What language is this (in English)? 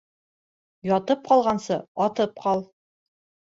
Bashkir